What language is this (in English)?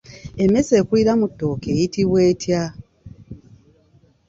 Ganda